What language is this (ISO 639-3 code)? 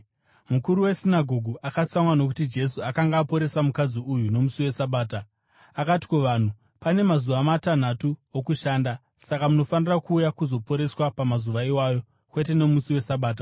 sna